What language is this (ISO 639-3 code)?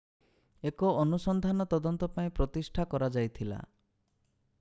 ori